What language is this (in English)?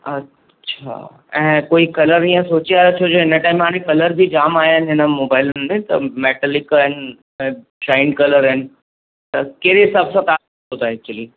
Sindhi